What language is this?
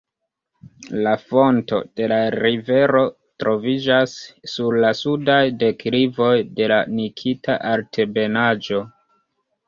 Esperanto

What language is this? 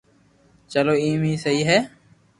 Loarki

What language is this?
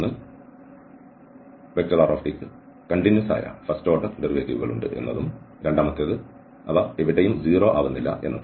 Malayalam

